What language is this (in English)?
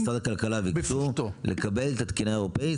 Hebrew